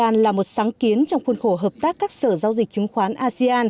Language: Vietnamese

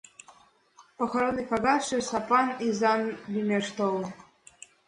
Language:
Mari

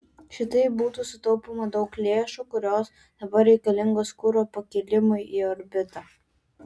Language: Lithuanian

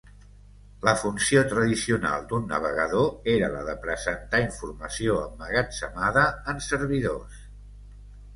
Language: Catalan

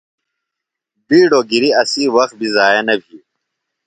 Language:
Phalura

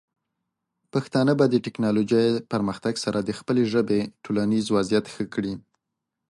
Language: Pashto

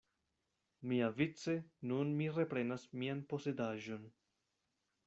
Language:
Esperanto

